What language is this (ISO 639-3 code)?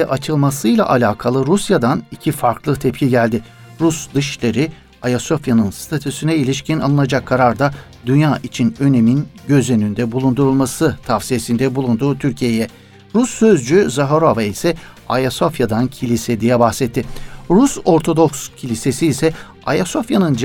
tur